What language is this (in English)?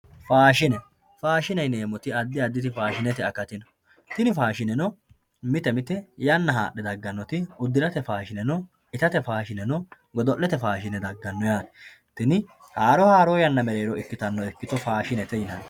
Sidamo